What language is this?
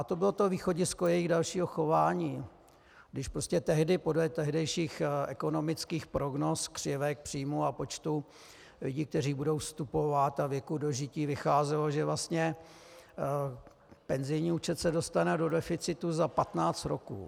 Czech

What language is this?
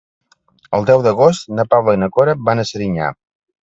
Catalan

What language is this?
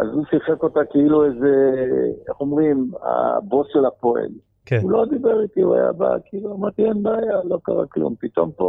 Hebrew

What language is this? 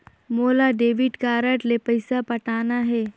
Chhattisgarhi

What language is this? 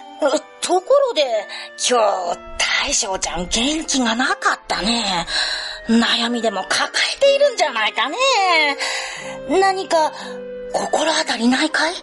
Japanese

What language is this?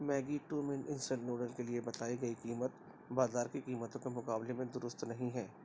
Urdu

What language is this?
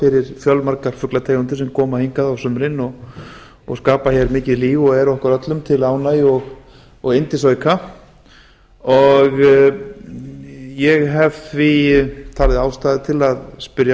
Icelandic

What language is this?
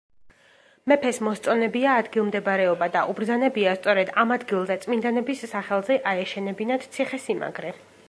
Georgian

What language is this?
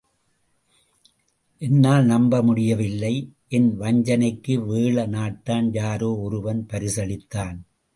Tamil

